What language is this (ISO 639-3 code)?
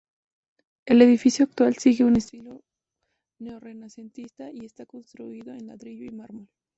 spa